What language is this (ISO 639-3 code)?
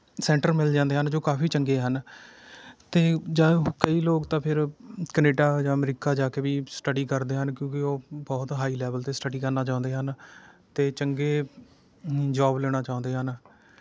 pan